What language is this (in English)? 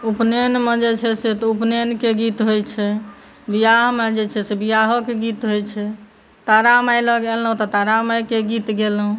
Maithili